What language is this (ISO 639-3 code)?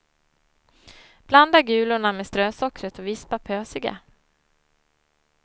swe